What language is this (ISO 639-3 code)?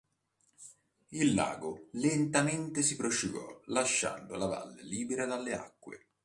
ita